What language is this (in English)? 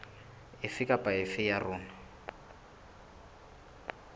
Southern Sotho